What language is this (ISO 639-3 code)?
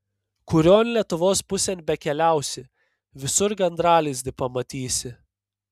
lit